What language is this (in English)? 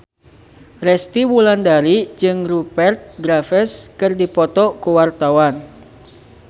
Sundanese